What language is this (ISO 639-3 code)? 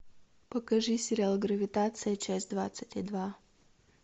rus